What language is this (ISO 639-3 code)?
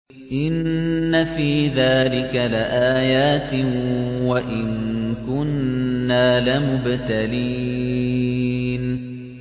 ara